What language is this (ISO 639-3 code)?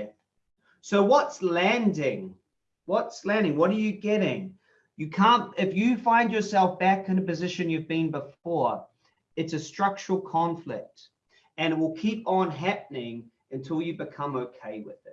eng